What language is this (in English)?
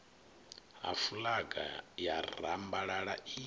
Venda